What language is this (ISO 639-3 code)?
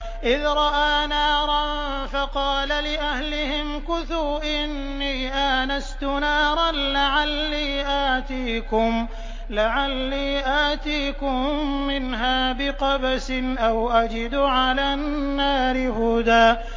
ara